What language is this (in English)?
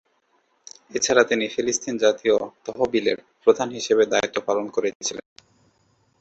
Bangla